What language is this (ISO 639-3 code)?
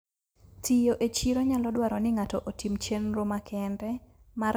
luo